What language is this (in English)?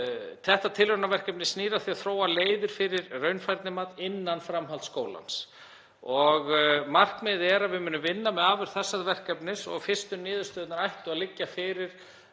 Icelandic